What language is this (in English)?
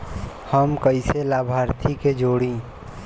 Bhojpuri